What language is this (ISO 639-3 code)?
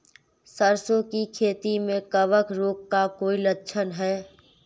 hin